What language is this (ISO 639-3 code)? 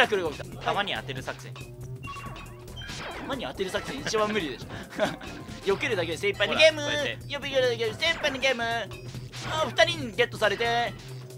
jpn